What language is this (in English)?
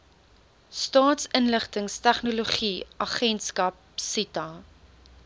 Afrikaans